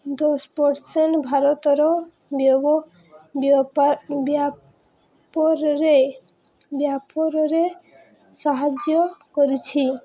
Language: Odia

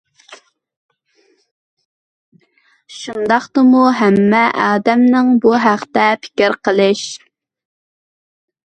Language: Uyghur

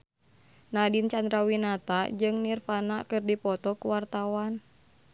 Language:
Sundanese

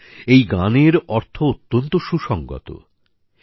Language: Bangla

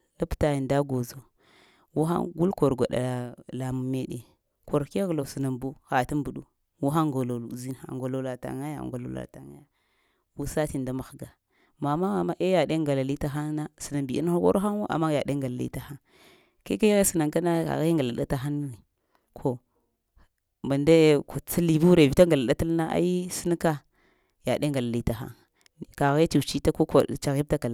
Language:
Lamang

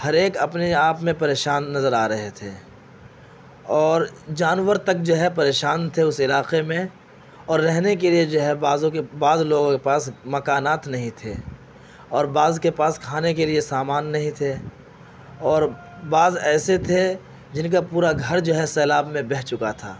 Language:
Urdu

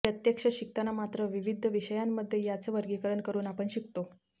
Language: Marathi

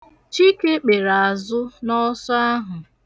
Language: Igbo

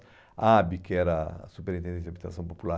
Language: Portuguese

